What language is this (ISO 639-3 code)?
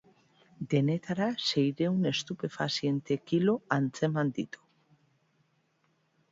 eus